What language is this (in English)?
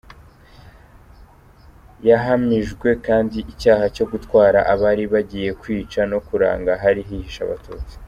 Kinyarwanda